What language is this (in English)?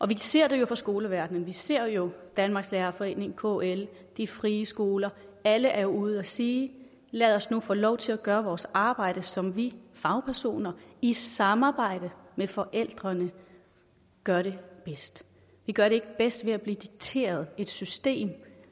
Danish